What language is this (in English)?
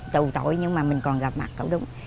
Vietnamese